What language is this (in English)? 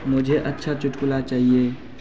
Hindi